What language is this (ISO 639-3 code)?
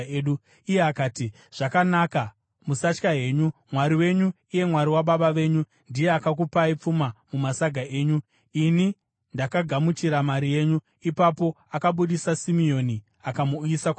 sna